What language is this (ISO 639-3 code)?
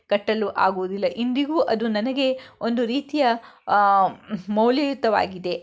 kan